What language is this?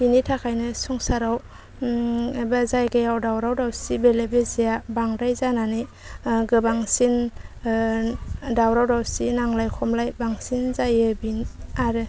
Bodo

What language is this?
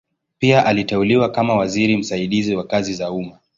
Swahili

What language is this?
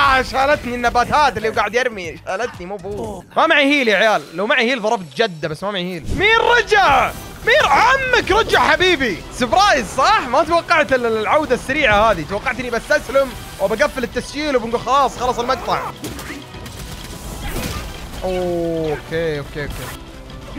Arabic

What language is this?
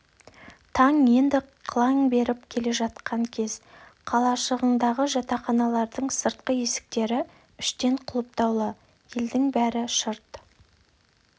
Kazakh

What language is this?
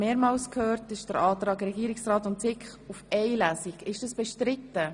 Swiss German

